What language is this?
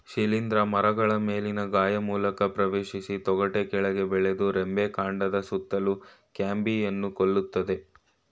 Kannada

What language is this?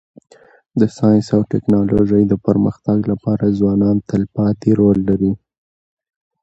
Pashto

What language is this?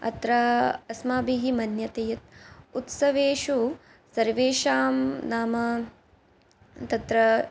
Sanskrit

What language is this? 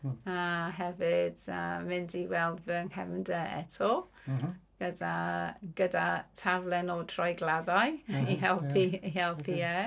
Welsh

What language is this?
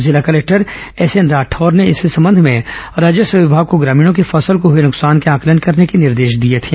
Hindi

